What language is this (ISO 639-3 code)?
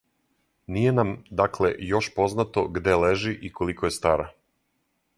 srp